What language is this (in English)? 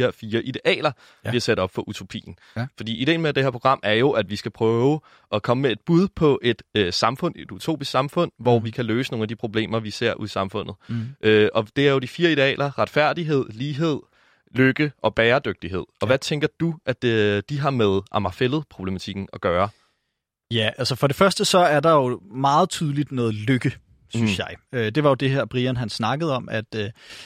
Danish